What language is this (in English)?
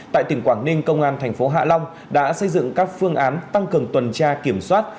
Vietnamese